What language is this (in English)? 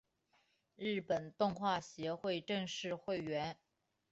Chinese